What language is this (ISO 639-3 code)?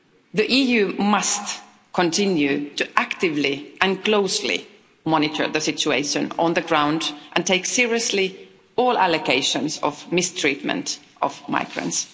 eng